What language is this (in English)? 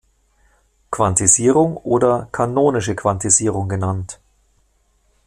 German